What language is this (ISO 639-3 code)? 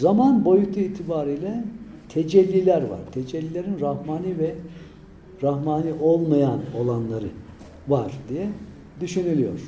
tur